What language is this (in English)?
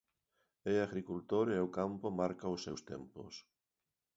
Galician